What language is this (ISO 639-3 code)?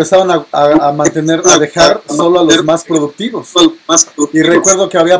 spa